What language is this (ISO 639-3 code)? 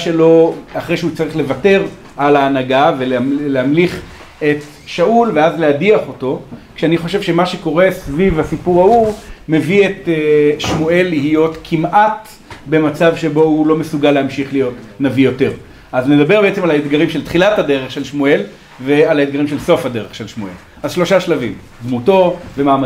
heb